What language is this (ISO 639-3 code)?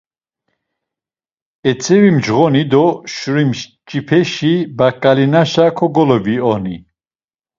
lzz